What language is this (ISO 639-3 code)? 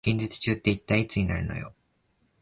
jpn